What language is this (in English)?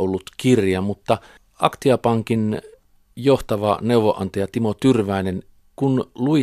Finnish